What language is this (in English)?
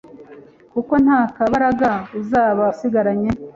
Kinyarwanda